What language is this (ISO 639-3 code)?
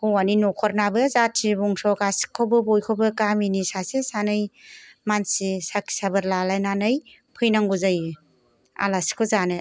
brx